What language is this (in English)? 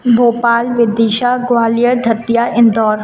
Sindhi